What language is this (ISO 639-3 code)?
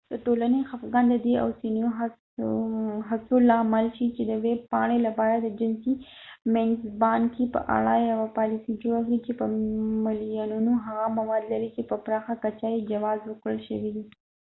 pus